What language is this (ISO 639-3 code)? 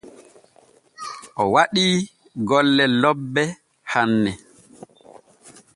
fue